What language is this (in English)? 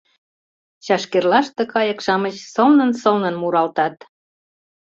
Mari